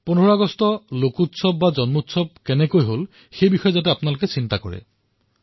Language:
Assamese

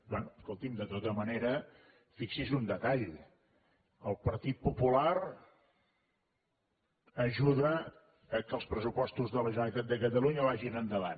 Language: Catalan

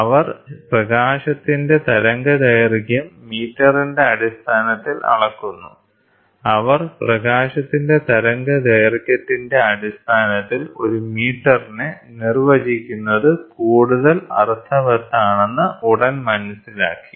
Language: Malayalam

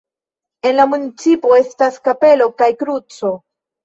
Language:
Esperanto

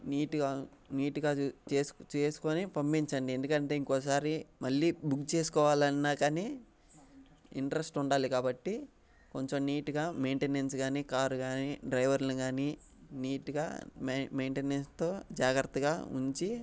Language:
Telugu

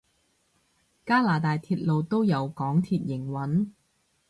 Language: Cantonese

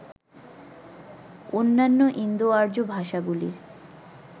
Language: Bangla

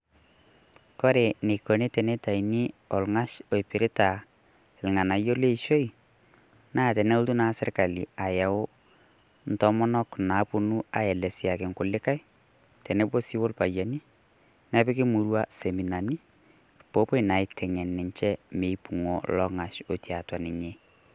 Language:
Masai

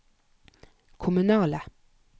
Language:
Norwegian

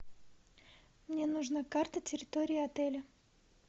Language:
Russian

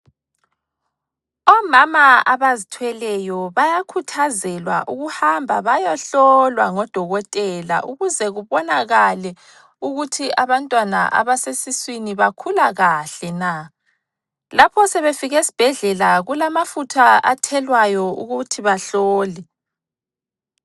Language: North Ndebele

